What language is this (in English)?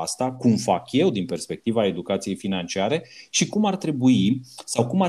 Romanian